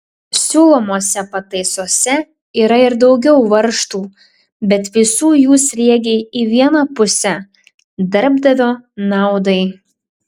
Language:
Lithuanian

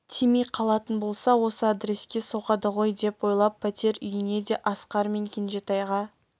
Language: Kazakh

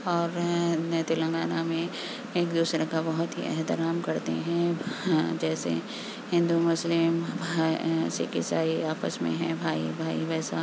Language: Urdu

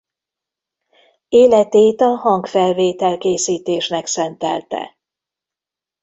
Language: Hungarian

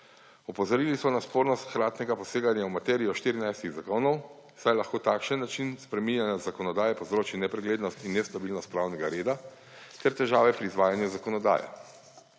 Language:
Slovenian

